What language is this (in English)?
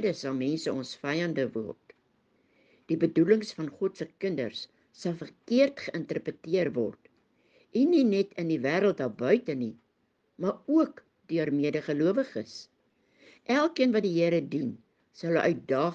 Dutch